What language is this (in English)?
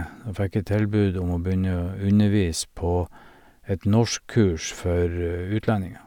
Norwegian